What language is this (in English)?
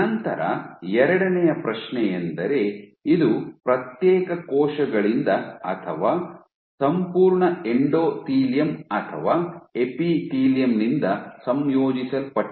Kannada